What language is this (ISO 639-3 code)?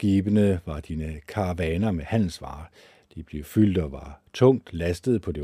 dan